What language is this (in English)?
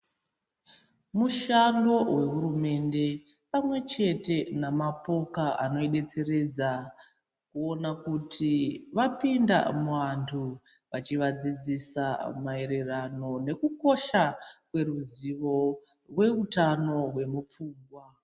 Ndau